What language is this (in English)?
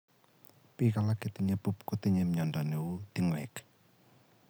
Kalenjin